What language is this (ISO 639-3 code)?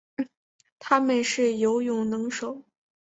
zho